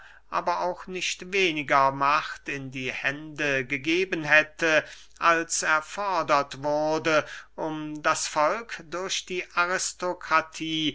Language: German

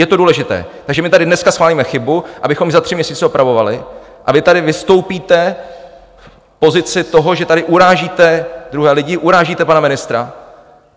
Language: Czech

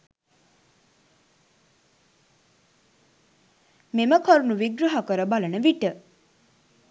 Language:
Sinhala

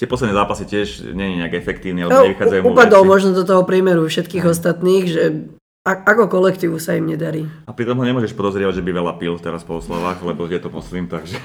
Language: Slovak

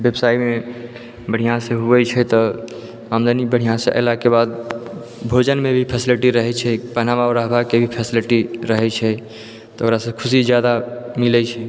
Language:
Maithili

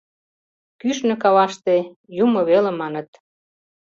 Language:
Mari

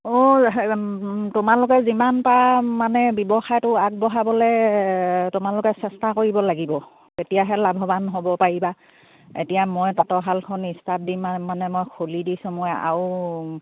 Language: Assamese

